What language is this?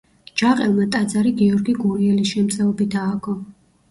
Georgian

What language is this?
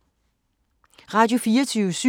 Danish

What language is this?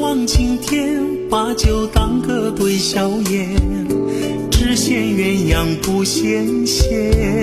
Chinese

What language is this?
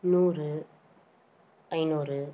Tamil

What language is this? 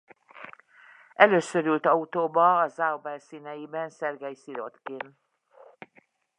Hungarian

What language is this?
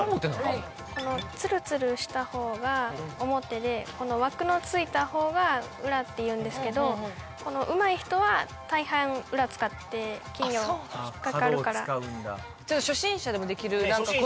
Japanese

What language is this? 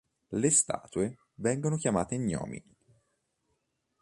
Italian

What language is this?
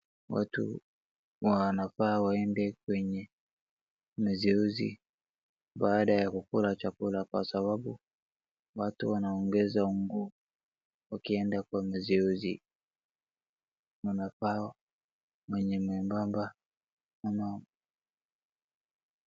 Swahili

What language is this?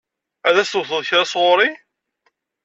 Kabyle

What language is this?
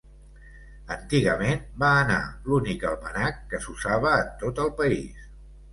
Catalan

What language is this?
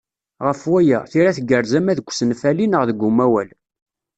Kabyle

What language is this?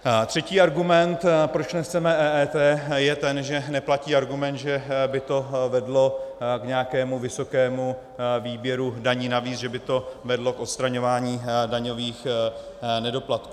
Czech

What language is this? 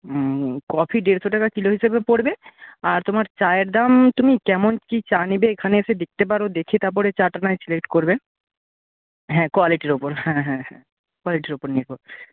Bangla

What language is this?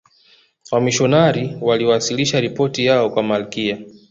Swahili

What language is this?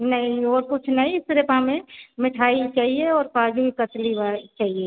Hindi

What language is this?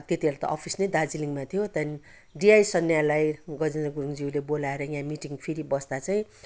Nepali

